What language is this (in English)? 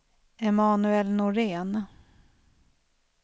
Swedish